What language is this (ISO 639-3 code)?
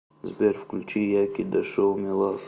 rus